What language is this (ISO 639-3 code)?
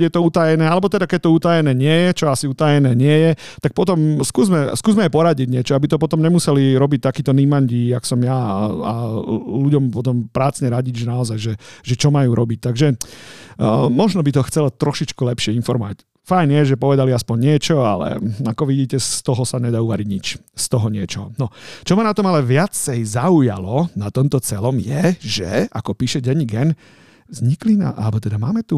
slk